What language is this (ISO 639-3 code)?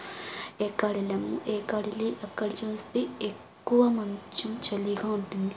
tel